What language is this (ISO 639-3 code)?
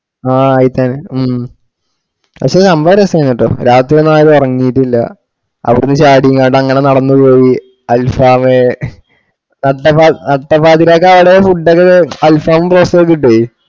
mal